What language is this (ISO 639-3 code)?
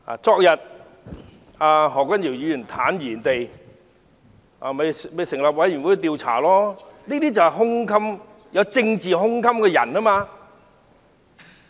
yue